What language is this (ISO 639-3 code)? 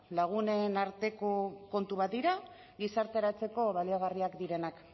eus